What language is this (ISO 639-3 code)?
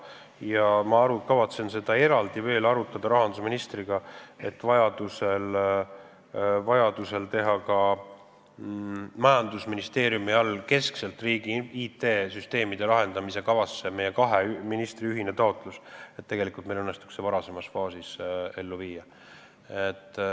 est